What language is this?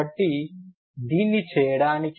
Telugu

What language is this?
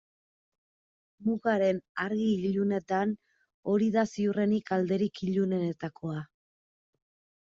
Basque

